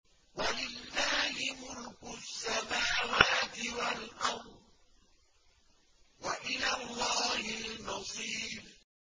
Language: Arabic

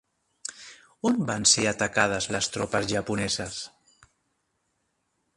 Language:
Catalan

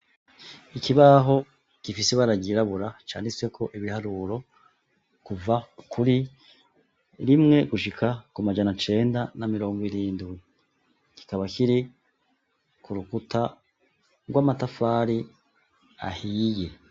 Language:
Rundi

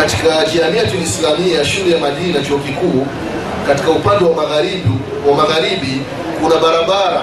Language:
Swahili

